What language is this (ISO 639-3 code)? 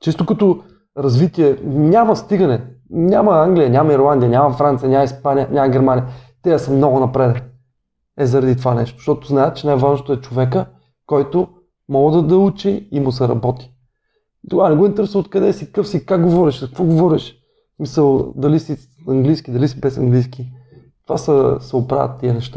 bul